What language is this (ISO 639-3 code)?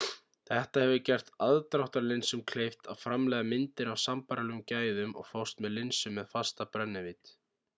isl